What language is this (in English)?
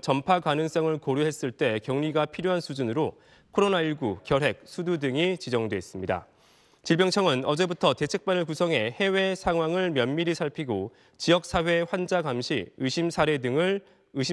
Korean